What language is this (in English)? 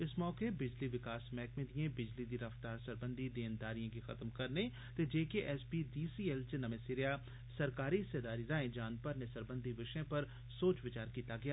Dogri